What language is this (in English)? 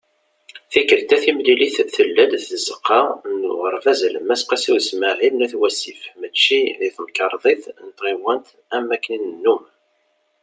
Kabyle